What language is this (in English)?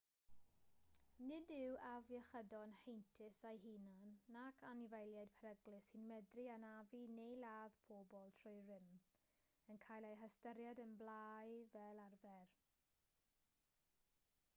Welsh